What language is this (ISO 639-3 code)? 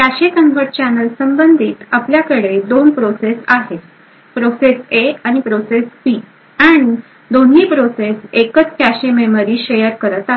mar